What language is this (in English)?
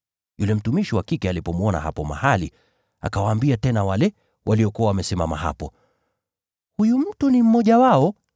Swahili